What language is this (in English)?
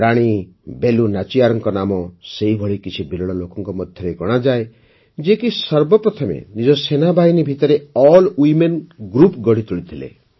Odia